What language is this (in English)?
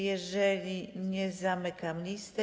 Polish